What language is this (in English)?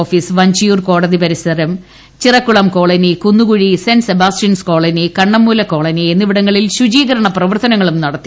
Malayalam